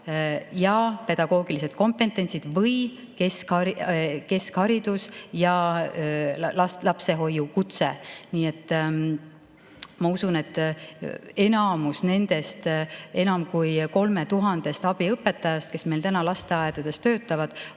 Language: Estonian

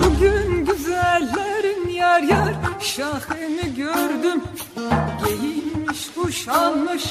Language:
Turkish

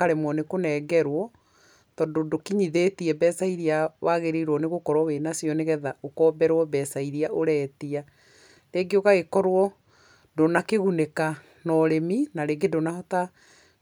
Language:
Kikuyu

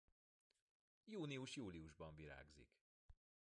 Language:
Hungarian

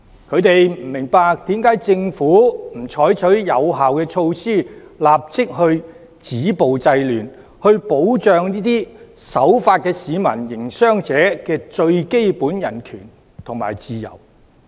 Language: Cantonese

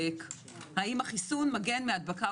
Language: Hebrew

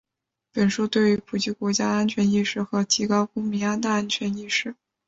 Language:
Chinese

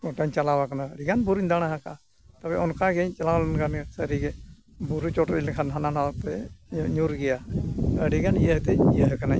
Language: Santali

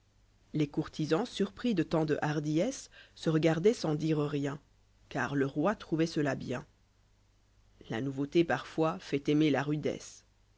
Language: French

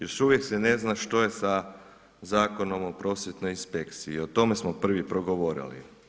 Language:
Croatian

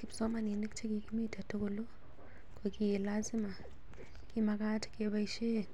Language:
Kalenjin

